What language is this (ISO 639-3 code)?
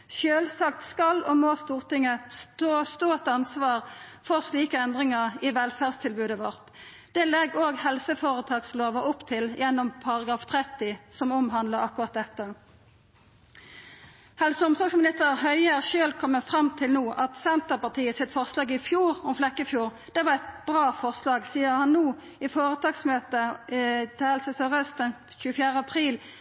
nno